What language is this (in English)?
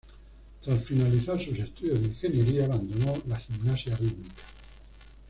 Spanish